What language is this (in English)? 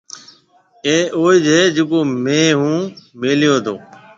Marwari (Pakistan)